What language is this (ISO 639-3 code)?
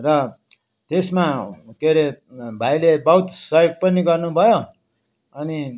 nep